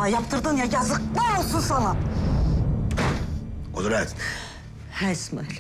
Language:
Turkish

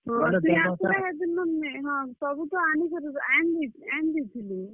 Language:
Odia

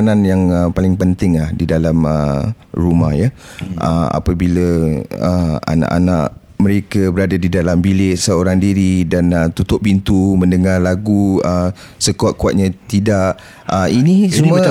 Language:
Malay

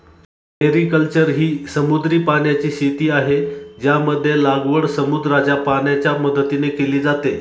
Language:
Marathi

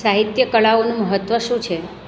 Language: Gujarati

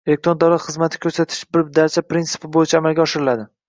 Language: Uzbek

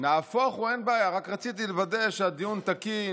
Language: Hebrew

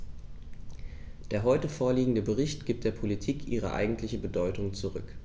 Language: German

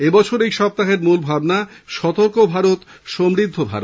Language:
Bangla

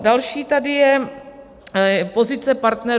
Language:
Czech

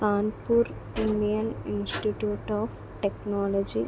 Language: Telugu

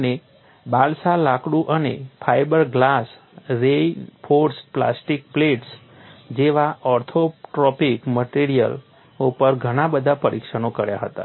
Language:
Gujarati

